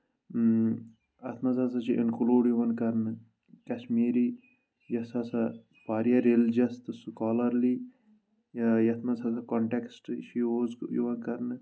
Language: Kashmiri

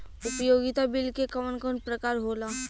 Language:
Bhojpuri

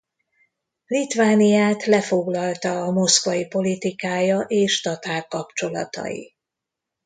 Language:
Hungarian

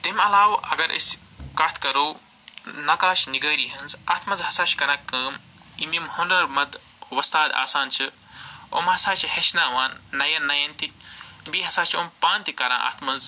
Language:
Kashmiri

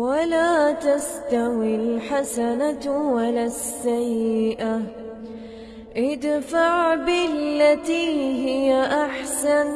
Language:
Arabic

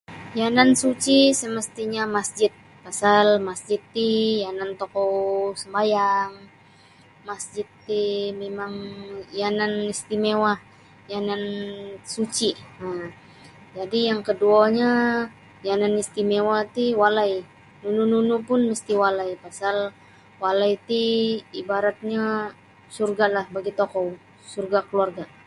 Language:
Sabah Bisaya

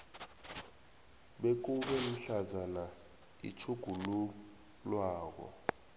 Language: South Ndebele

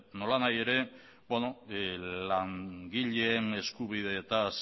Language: Basque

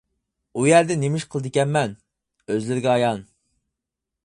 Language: Uyghur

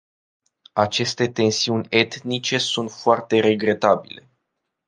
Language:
Romanian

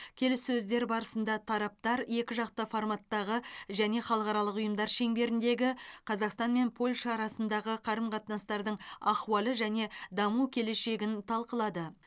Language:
Kazakh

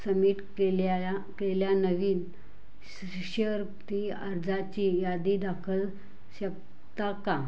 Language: Marathi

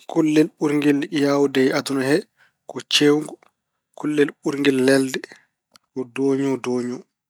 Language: Fula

